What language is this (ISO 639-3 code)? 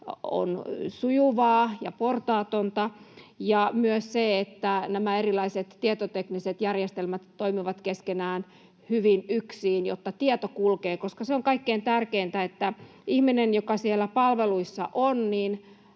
fin